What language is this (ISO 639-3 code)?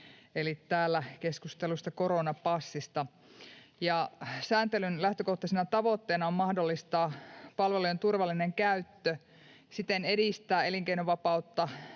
fin